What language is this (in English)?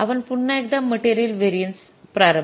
Marathi